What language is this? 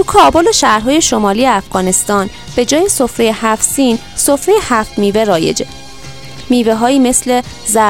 Persian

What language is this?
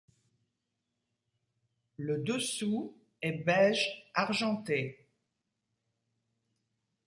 French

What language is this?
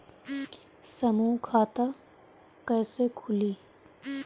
Bhojpuri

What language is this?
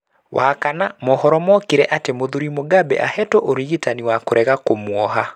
Kikuyu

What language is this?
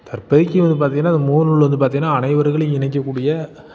Tamil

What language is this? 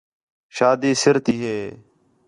Khetrani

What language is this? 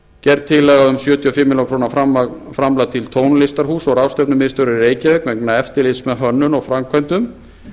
Icelandic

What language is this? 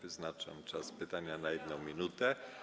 Polish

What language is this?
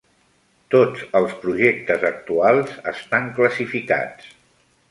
Catalan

